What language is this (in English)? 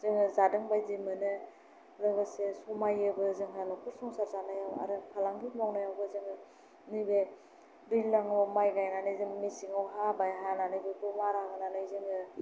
Bodo